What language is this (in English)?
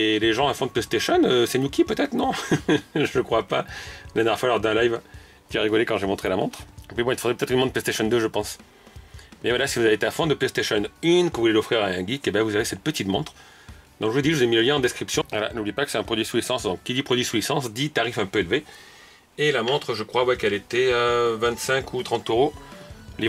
French